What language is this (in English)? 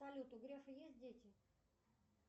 Russian